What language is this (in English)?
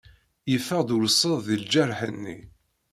Kabyle